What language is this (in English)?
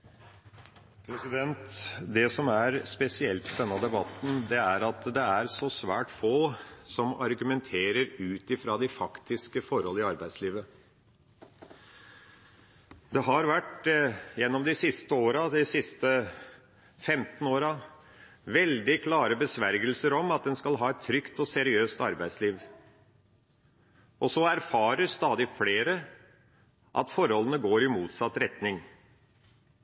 Norwegian Bokmål